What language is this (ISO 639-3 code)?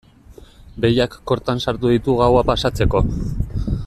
eus